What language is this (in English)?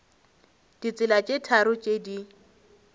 Northern Sotho